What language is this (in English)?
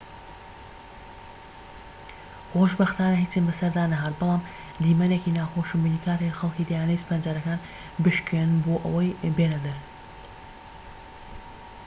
Central Kurdish